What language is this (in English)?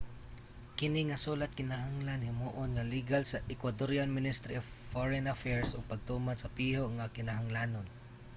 Cebuano